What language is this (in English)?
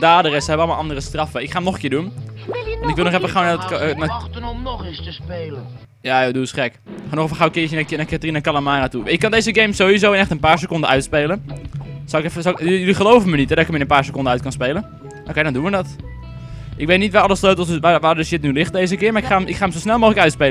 Dutch